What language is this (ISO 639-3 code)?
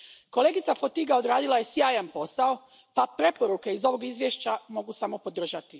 hrv